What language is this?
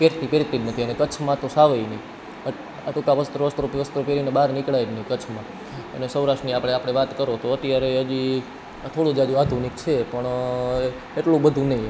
Gujarati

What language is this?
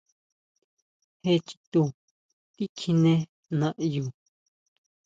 Huautla Mazatec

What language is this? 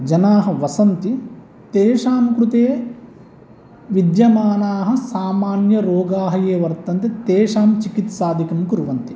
Sanskrit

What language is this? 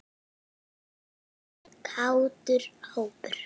Icelandic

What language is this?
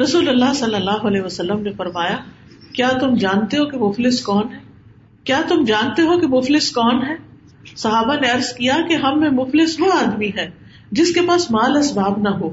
Urdu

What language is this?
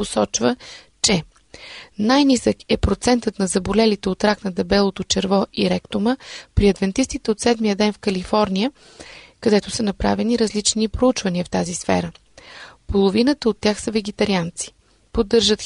Bulgarian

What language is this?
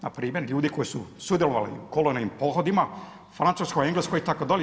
Croatian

